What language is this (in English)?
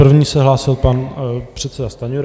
Czech